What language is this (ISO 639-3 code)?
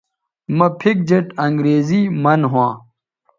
btv